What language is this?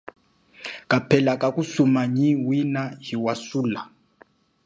Chokwe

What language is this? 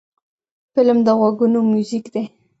Pashto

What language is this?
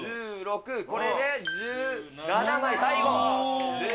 Japanese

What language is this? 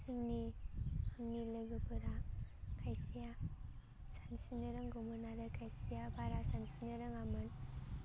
Bodo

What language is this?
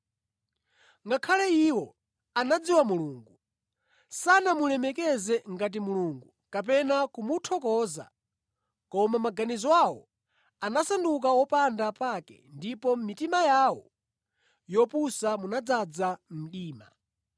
Nyanja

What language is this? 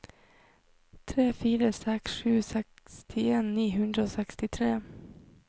Norwegian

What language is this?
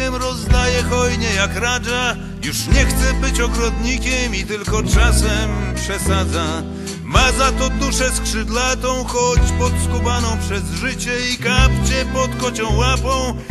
Polish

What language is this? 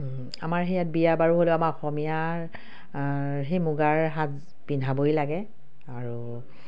Assamese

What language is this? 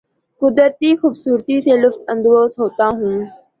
Urdu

